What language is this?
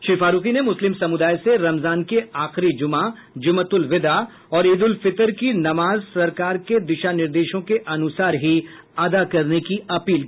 Hindi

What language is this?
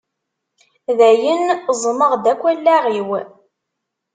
Kabyle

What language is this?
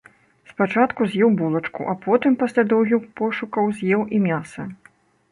Belarusian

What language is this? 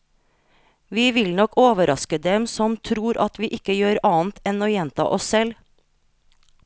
Norwegian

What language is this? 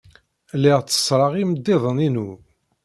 Kabyle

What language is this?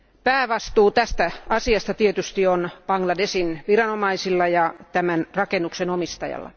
Finnish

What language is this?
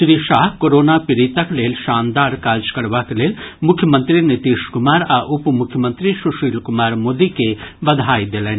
Maithili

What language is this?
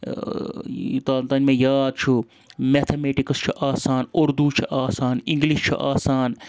Kashmiri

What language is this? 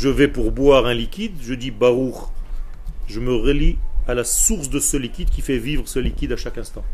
French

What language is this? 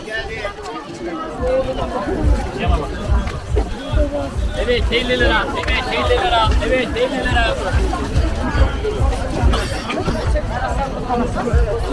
Turkish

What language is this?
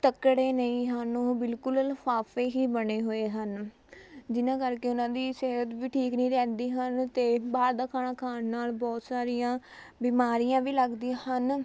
Punjabi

